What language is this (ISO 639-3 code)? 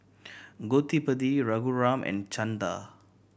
eng